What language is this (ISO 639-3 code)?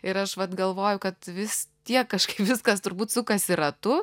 lit